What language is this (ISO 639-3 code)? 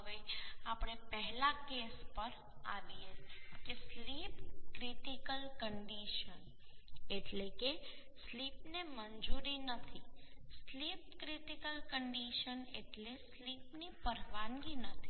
guj